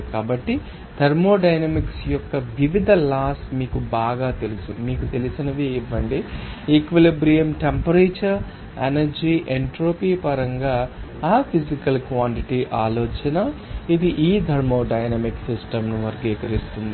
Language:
Telugu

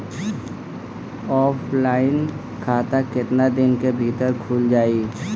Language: Bhojpuri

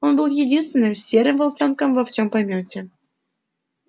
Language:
Russian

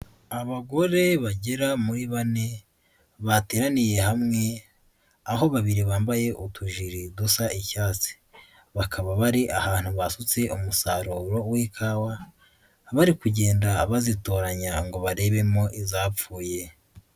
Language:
Kinyarwanda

